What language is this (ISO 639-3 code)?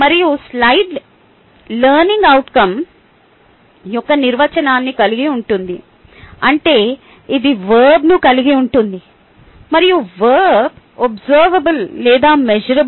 tel